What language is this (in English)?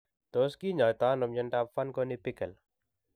Kalenjin